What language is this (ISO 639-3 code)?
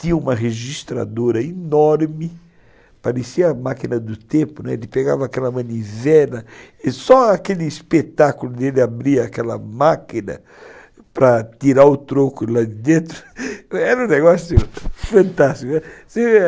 por